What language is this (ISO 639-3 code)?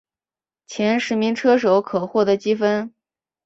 zho